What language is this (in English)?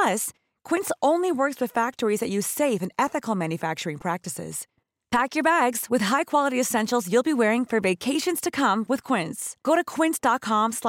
Filipino